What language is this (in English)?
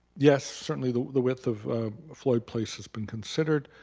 English